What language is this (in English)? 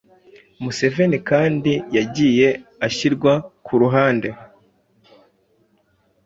Kinyarwanda